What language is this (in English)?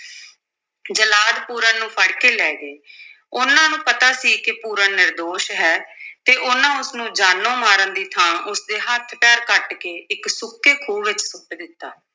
Punjabi